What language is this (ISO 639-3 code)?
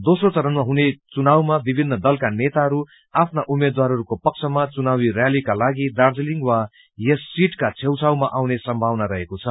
nep